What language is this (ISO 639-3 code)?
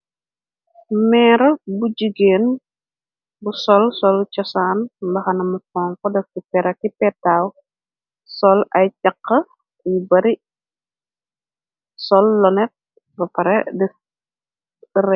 wol